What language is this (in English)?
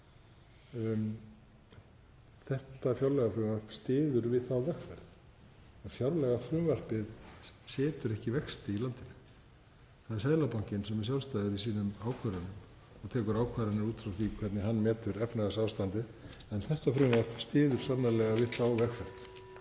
Icelandic